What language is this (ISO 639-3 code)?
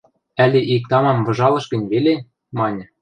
mrj